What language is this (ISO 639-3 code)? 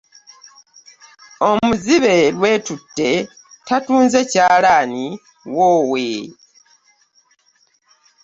lug